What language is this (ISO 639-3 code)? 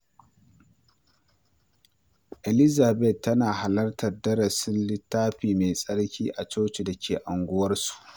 hau